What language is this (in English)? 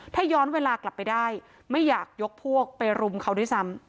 Thai